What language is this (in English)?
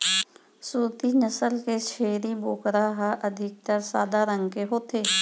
Chhattisgarhi